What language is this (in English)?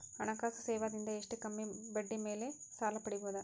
Kannada